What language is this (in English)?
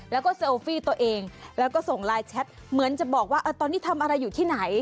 Thai